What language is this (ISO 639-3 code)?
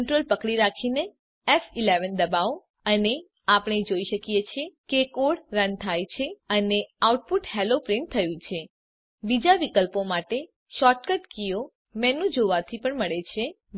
guj